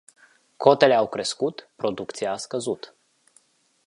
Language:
Romanian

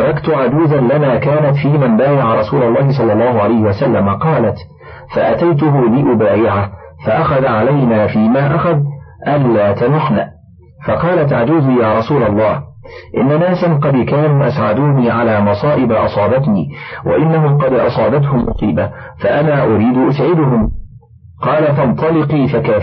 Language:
Arabic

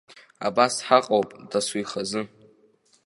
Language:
Abkhazian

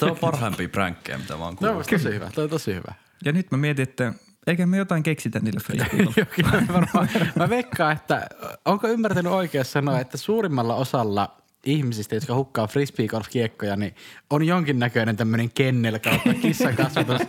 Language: Finnish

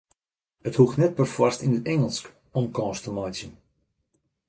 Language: Western Frisian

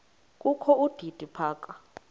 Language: Xhosa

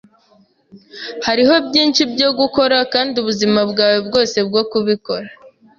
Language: Kinyarwanda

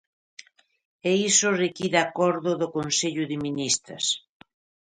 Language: Galician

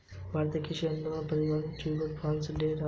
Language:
Hindi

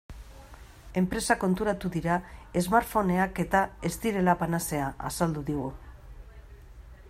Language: Basque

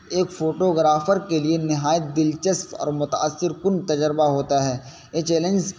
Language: Urdu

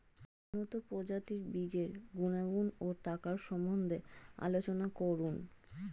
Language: Bangla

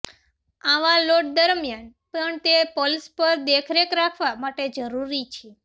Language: Gujarati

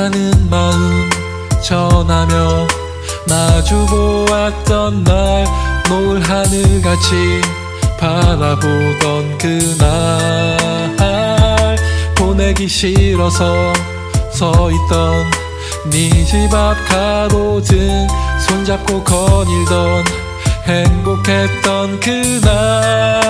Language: Korean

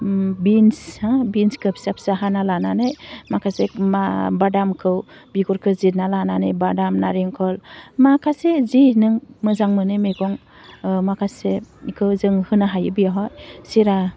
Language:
Bodo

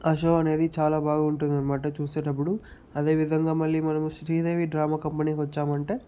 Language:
Telugu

